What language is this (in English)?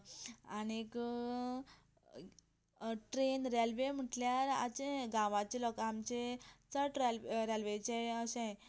Konkani